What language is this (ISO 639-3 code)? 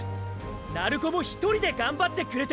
jpn